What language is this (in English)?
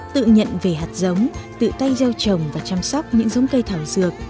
Vietnamese